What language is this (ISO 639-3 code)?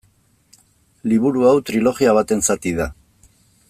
eus